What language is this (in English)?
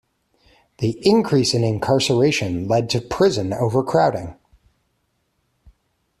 English